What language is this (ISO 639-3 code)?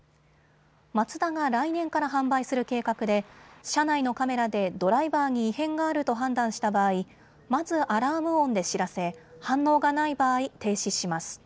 jpn